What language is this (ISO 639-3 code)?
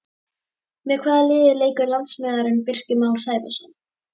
isl